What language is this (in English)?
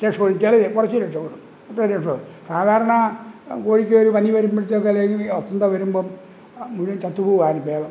Malayalam